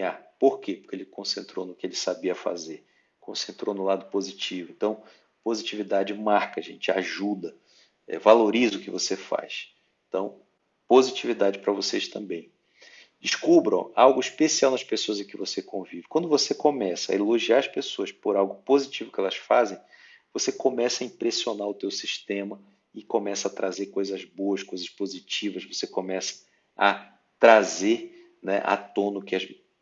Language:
Portuguese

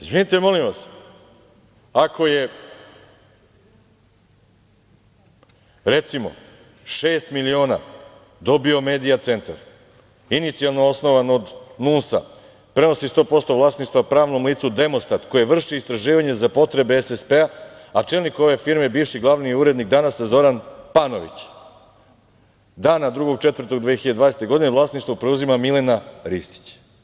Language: Serbian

